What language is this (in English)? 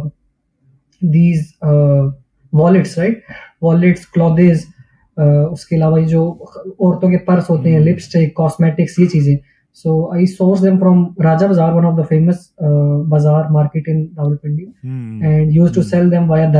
Urdu